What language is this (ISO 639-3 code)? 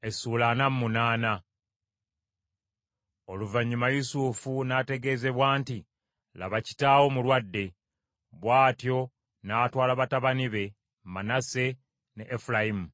lug